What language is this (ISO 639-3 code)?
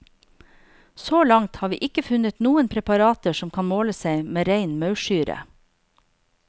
nor